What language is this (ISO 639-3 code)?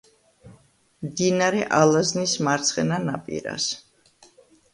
kat